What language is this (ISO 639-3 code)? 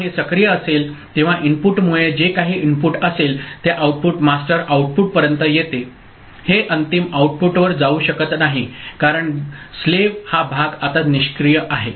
mar